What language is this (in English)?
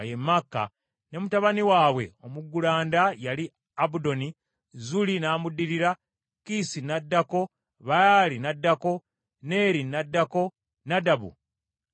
Ganda